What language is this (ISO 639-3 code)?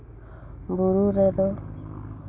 sat